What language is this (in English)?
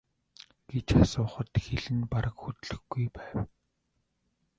Mongolian